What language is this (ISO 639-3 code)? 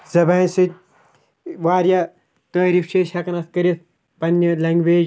kas